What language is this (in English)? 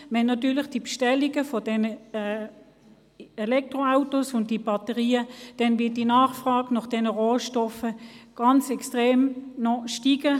Swiss German